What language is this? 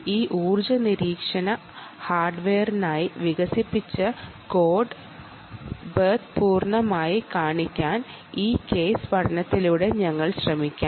Malayalam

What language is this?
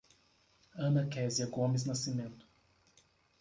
Portuguese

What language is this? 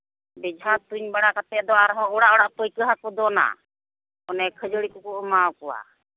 Santali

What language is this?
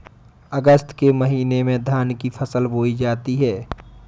Hindi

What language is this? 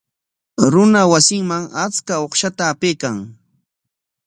Corongo Ancash Quechua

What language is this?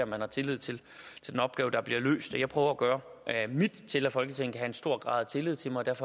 Danish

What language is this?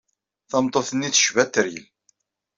Kabyle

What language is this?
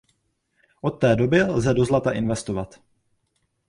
Czech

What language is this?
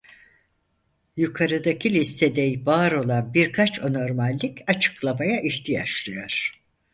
Turkish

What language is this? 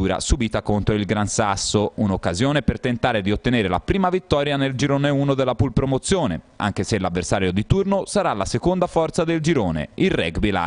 Italian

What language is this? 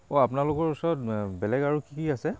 Assamese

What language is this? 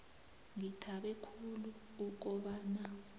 South Ndebele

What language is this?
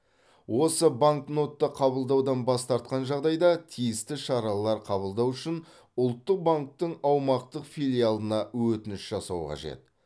Kazakh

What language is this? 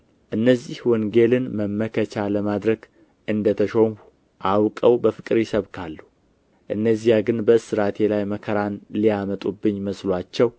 Amharic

